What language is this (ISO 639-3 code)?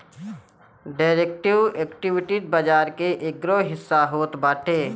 bho